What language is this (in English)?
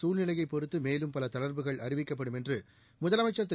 Tamil